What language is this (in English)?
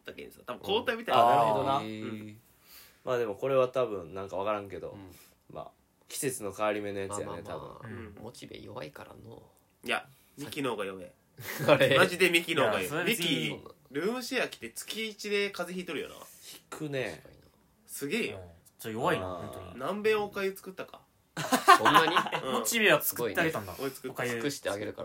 Japanese